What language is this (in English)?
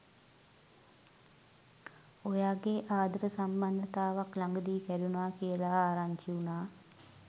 Sinhala